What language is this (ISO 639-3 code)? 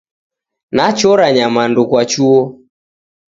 dav